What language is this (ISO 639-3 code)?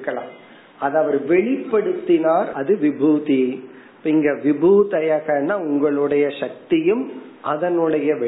tam